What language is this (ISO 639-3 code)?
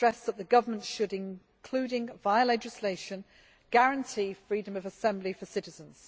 eng